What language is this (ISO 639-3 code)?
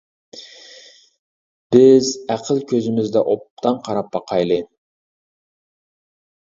uig